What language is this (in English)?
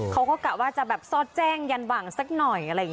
Thai